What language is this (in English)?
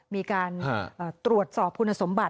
Thai